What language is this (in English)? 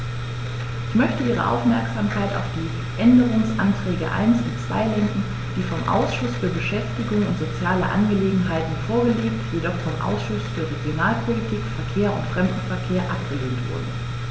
German